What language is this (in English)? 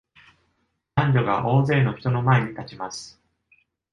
Japanese